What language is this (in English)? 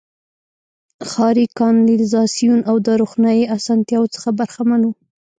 Pashto